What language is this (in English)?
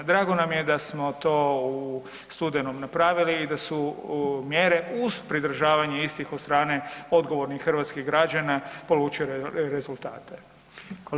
Croatian